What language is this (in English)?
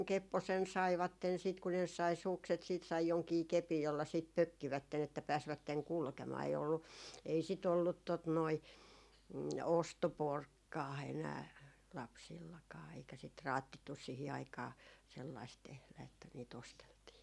Finnish